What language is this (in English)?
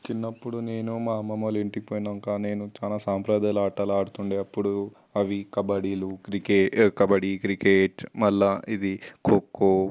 Telugu